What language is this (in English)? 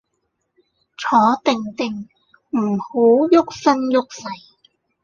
Cantonese